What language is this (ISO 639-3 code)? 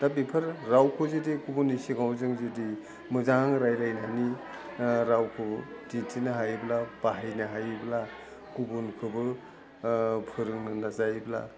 brx